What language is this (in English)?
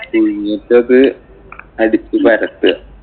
Malayalam